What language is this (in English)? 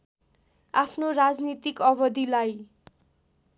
Nepali